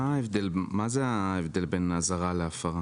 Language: Hebrew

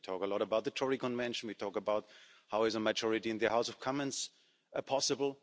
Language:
English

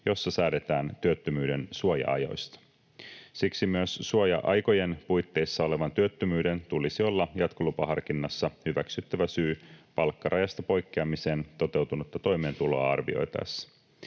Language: Finnish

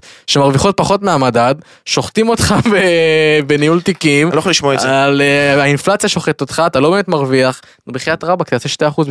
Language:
Hebrew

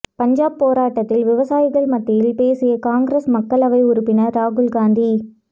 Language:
Tamil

